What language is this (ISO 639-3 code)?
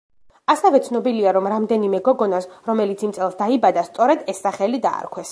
kat